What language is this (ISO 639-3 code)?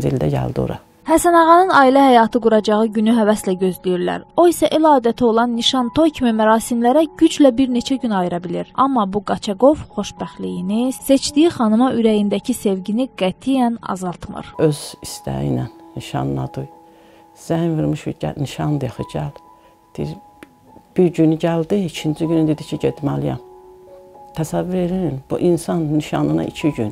tur